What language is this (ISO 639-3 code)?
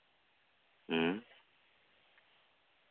sat